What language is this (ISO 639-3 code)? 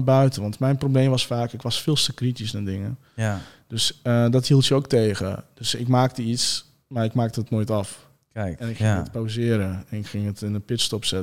nld